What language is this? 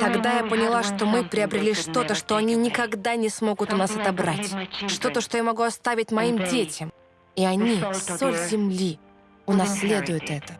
Russian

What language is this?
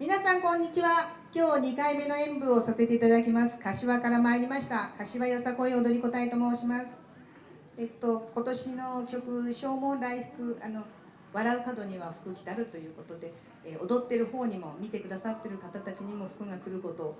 Japanese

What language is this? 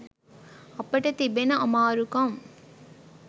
Sinhala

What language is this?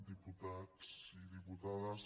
Catalan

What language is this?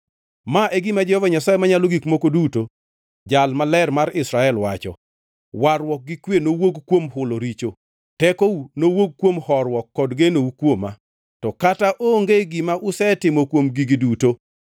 Luo (Kenya and Tanzania)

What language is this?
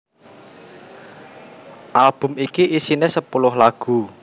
Javanese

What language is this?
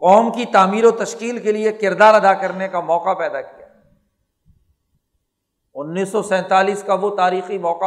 Urdu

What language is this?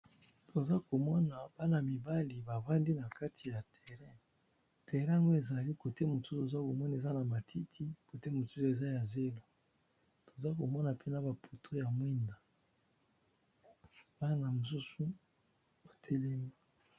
Lingala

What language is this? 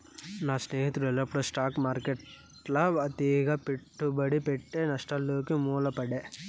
Telugu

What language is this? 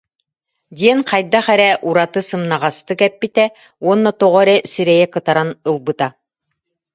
Yakut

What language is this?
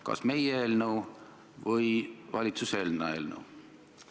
Estonian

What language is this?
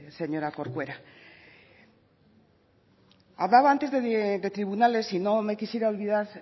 Spanish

